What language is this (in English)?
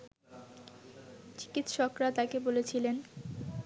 Bangla